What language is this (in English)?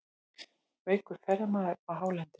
Icelandic